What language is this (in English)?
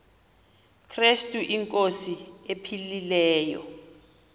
Xhosa